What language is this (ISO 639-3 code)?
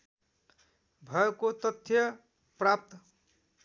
nep